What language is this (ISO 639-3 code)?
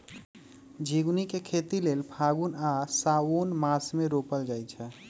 mag